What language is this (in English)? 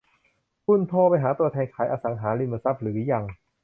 Thai